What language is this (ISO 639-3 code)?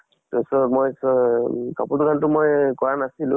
asm